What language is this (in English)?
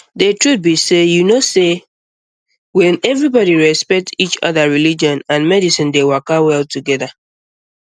Nigerian Pidgin